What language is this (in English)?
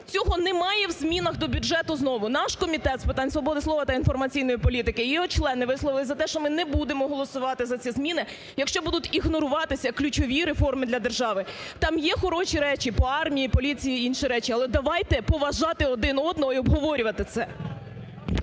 Ukrainian